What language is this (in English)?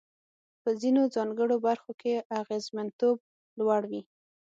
Pashto